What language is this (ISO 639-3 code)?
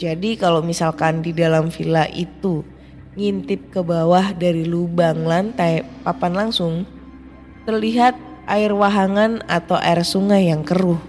ind